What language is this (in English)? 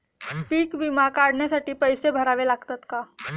Marathi